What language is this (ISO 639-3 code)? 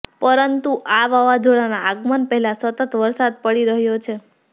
guj